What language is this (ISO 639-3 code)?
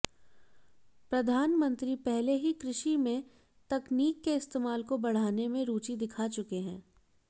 hin